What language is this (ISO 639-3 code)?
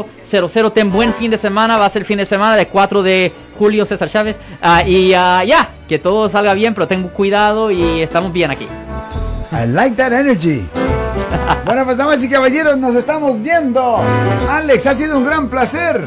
spa